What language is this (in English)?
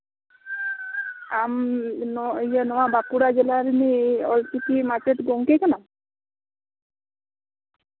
Santali